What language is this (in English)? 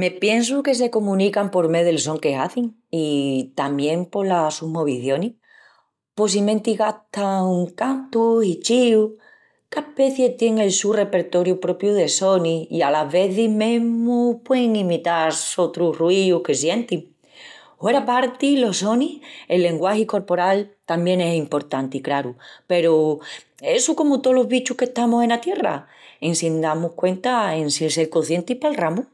Extremaduran